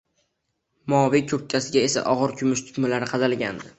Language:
Uzbek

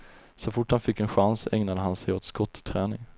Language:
Swedish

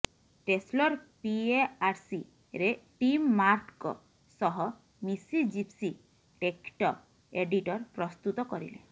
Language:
Odia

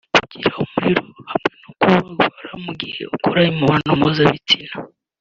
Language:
Kinyarwanda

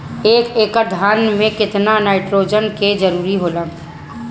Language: Bhojpuri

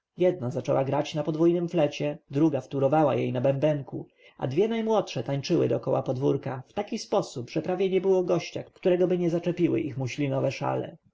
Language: Polish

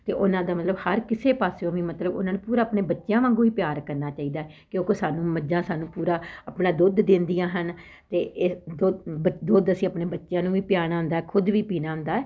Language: Punjabi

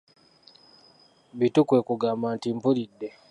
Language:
Ganda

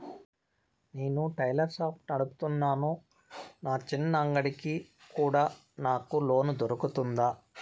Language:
Telugu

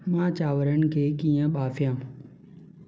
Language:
Sindhi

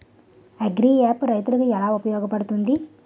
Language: Telugu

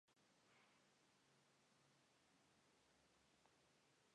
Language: Spanish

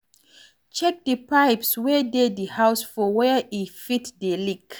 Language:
Nigerian Pidgin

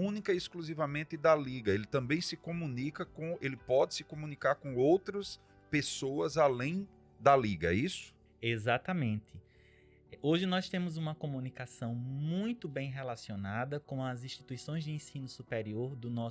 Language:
Portuguese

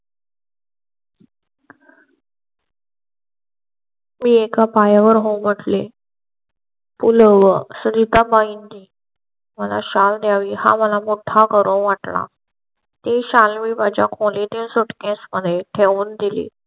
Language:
Marathi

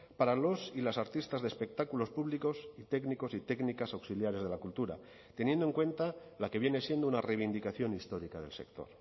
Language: Spanish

